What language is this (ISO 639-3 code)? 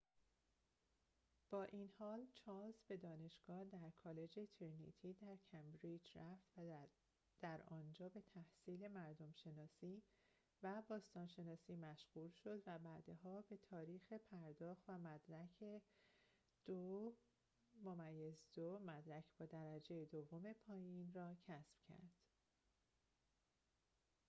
fas